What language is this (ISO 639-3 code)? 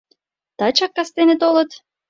chm